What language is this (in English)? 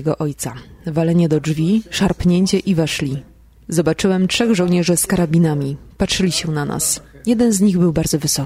Polish